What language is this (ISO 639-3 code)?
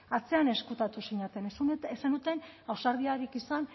eus